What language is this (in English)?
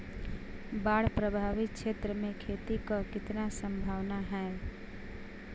Bhojpuri